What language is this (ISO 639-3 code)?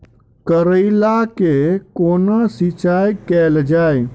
mai